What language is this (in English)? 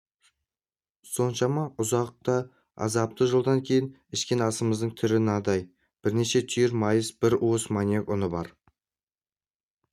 Kazakh